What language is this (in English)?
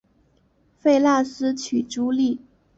Chinese